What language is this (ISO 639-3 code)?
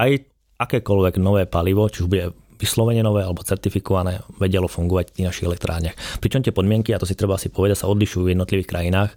slk